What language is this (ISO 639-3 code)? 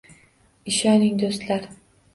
uzb